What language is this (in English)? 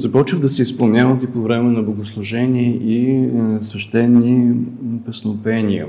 Bulgarian